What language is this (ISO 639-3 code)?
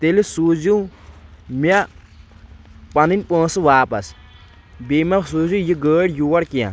kas